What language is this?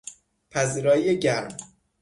Persian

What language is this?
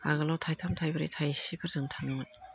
Bodo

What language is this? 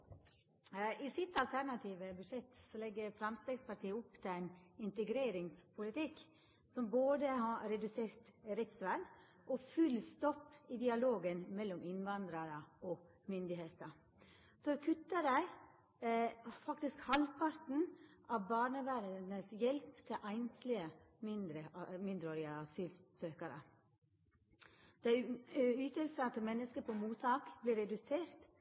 Norwegian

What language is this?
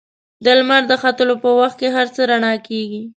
Pashto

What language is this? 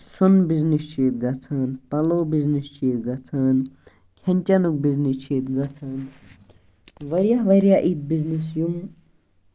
Kashmiri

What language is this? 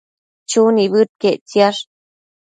Matsés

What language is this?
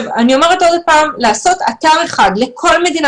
Hebrew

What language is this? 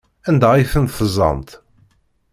Kabyle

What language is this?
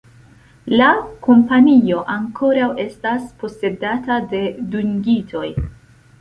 Esperanto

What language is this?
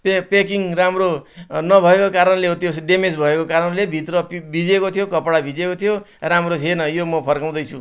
Nepali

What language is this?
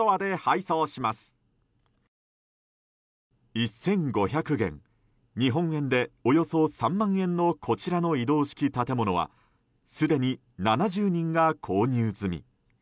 Japanese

